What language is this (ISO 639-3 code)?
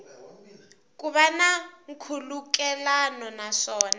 tso